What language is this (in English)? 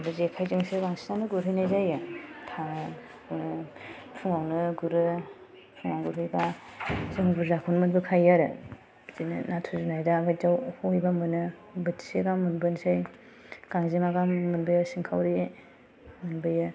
Bodo